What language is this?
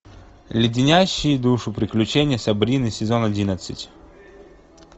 Russian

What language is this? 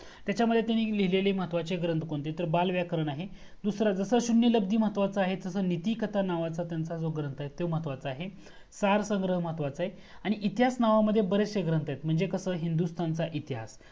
Marathi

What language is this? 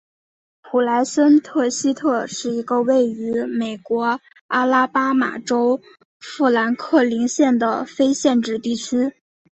Chinese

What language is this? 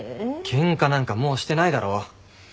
Japanese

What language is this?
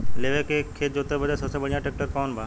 Bhojpuri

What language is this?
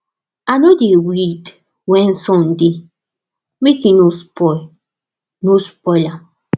Nigerian Pidgin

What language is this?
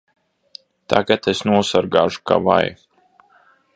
Latvian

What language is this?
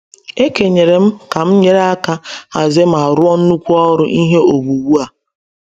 Igbo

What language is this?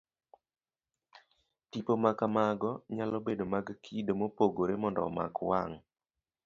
Luo (Kenya and Tanzania)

